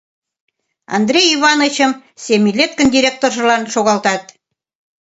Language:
Mari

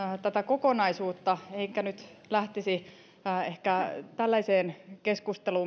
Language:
Finnish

